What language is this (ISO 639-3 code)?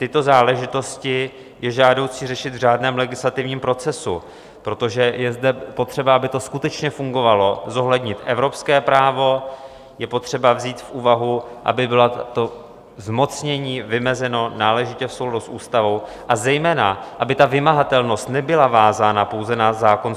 ces